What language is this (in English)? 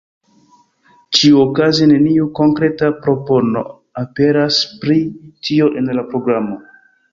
Esperanto